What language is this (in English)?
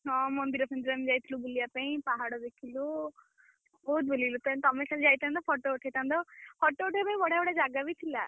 Odia